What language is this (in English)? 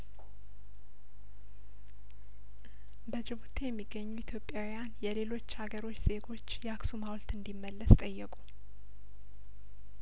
Amharic